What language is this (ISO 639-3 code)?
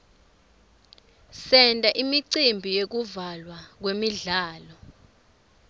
ssw